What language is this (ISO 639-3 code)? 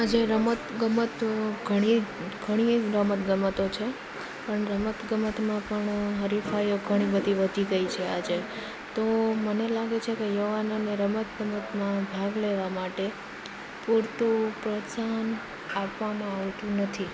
guj